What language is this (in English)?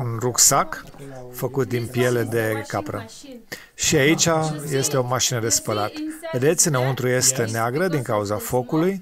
Romanian